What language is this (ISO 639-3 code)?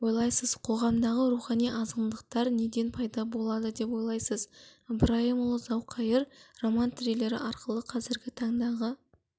kaz